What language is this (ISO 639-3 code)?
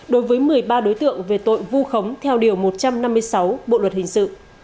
vie